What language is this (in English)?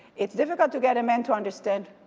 English